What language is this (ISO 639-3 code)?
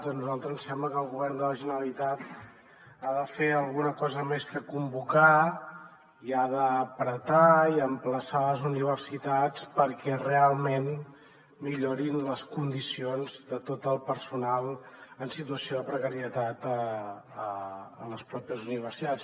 cat